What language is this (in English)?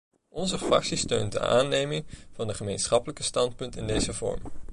Dutch